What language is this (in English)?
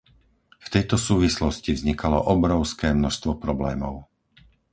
Slovak